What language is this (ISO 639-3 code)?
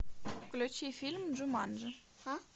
rus